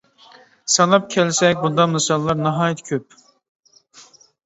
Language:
Uyghur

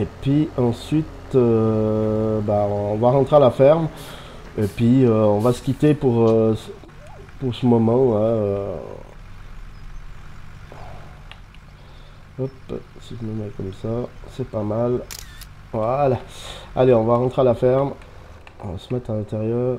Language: French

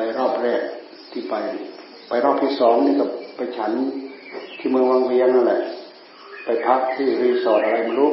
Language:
Thai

